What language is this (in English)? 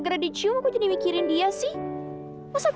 Indonesian